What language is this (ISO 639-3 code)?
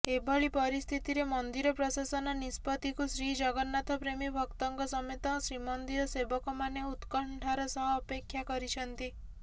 ori